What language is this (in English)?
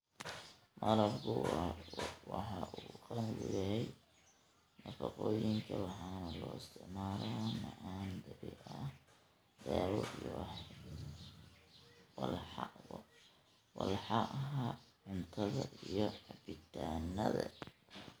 Somali